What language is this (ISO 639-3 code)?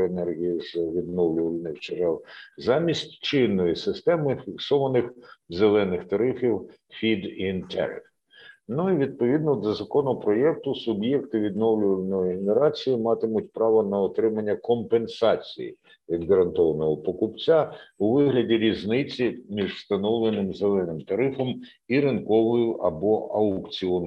ukr